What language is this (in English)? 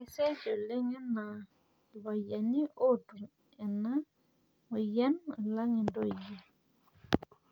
Masai